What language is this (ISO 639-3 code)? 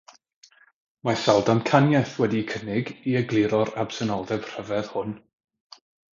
cym